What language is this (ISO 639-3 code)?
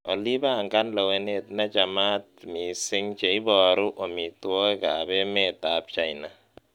kln